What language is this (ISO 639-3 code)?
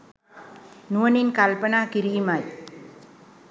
sin